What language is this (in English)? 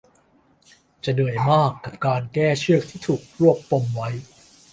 Thai